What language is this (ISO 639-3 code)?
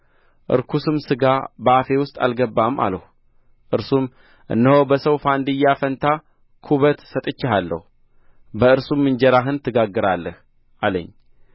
amh